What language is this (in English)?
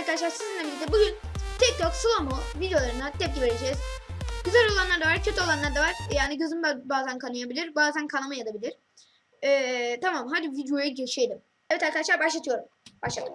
Turkish